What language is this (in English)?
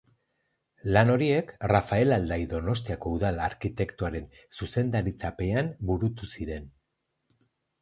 Basque